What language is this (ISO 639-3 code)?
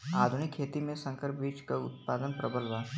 bho